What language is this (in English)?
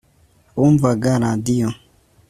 Kinyarwanda